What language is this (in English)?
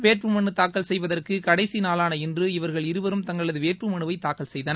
Tamil